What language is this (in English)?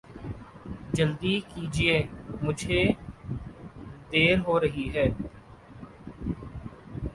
Urdu